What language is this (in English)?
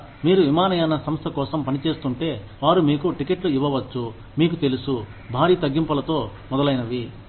Telugu